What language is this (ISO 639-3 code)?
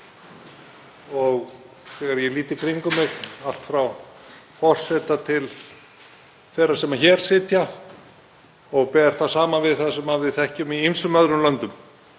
isl